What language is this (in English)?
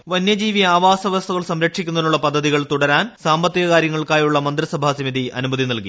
Malayalam